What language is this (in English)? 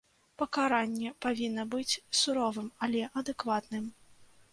Belarusian